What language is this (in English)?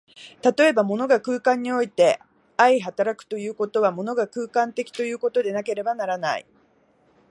Japanese